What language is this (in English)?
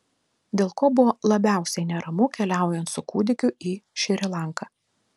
Lithuanian